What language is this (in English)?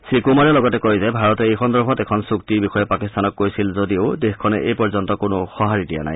Assamese